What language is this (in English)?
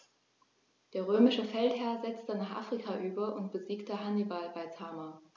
German